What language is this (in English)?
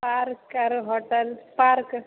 Maithili